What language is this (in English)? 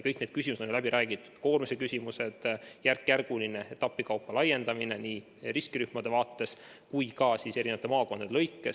Estonian